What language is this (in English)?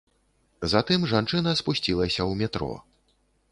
Belarusian